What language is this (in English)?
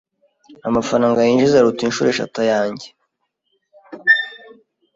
Kinyarwanda